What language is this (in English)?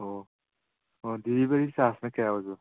Manipuri